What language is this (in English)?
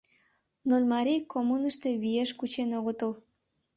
Mari